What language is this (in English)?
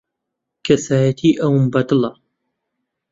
Central Kurdish